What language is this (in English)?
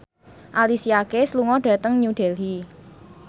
Javanese